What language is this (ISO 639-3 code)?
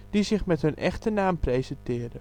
nld